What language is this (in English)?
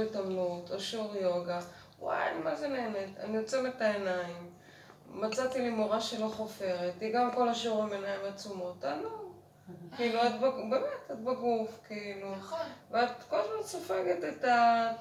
Hebrew